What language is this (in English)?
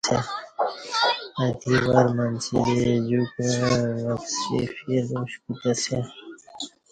Kati